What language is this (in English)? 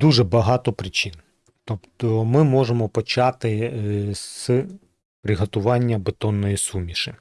Ukrainian